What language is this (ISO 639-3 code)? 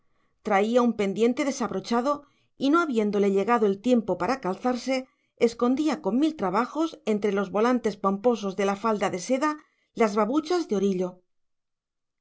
spa